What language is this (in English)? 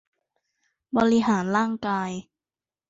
Thai